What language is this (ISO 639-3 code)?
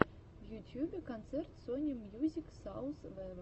rus